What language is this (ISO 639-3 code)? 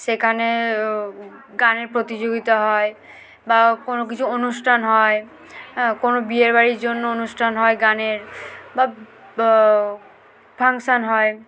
ben